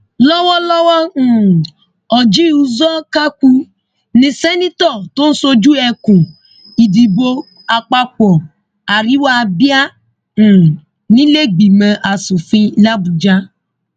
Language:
Yoruba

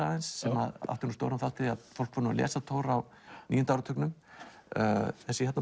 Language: Icelandic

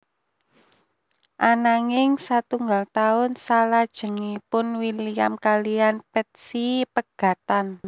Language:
Javanese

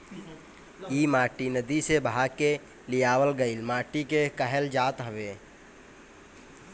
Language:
Bhojpuri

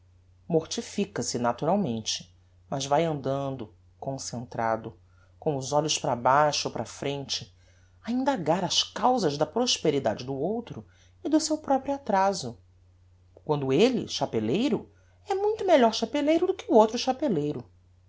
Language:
Portuguese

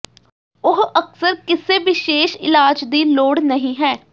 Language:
Punjabi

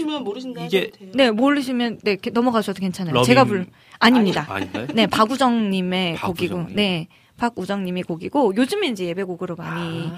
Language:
Korean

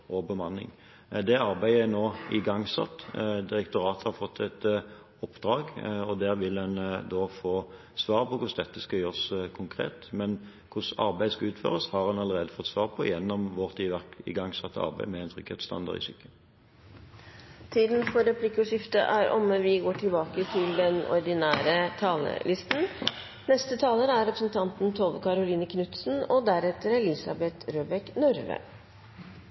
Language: Norwegian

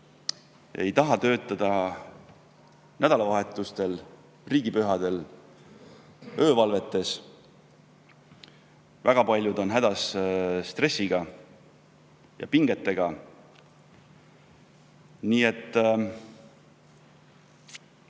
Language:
Estonian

